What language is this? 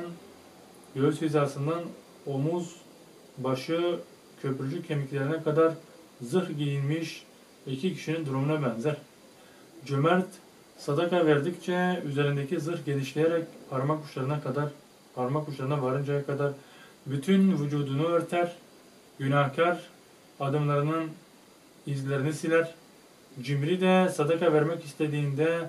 Turkish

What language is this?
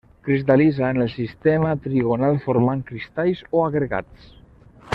Catalan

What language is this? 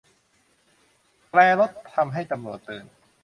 Thai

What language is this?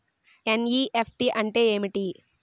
Telugu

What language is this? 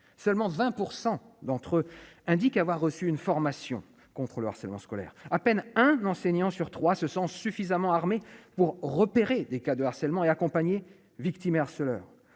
French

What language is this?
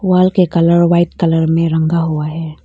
Hindi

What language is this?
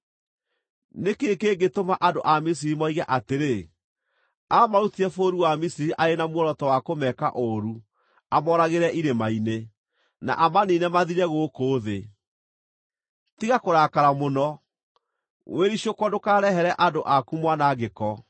Kikuyu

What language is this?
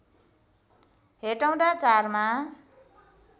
Nepali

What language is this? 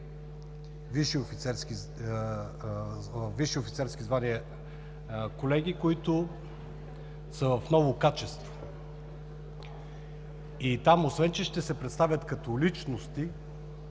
Bulgarian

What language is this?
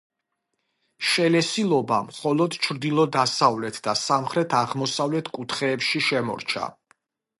Georgian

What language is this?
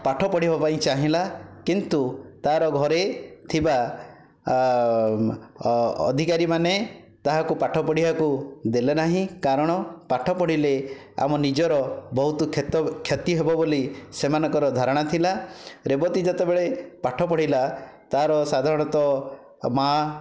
Odia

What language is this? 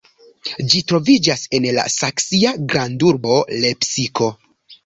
Esperanto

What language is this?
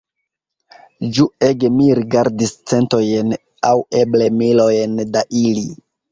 Esperanto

